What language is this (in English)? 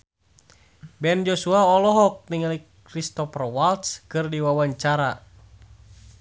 Sundanese